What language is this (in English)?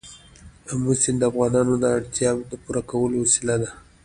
Pashto